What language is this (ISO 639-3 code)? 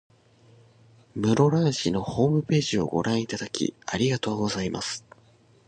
jpn